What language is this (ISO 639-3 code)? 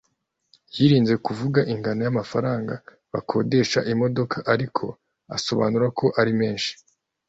kin